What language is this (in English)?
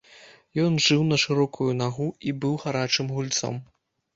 Belarusian